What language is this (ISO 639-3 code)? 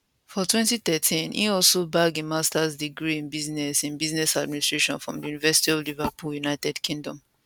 pcm